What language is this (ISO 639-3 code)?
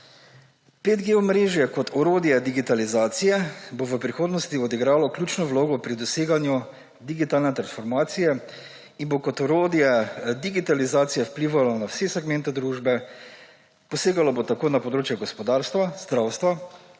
slv